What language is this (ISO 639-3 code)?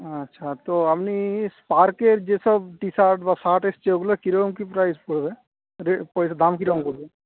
ben